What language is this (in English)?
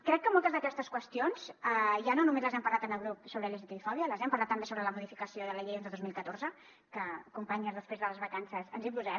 Catalan